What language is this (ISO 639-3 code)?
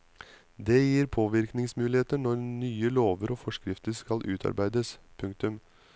nor